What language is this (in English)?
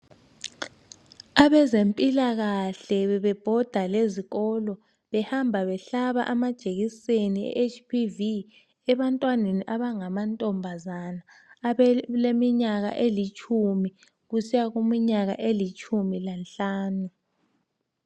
North Ndebele